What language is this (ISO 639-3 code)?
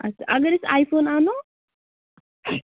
kas